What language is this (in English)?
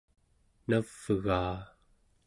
Central Yupik